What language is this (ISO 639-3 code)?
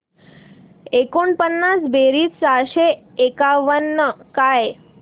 mar